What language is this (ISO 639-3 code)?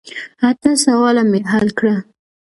pus